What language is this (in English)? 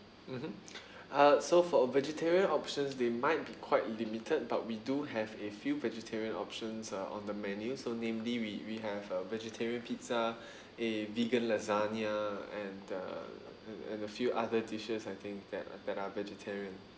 English